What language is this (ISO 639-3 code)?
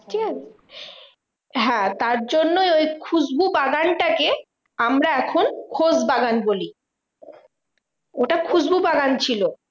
ben